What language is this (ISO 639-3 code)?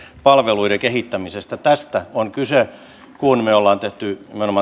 fin